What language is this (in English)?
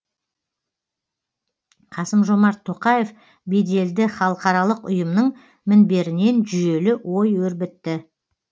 Kazakh